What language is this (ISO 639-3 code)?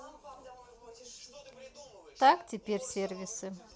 rus